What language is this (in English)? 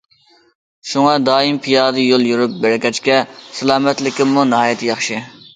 Uyghur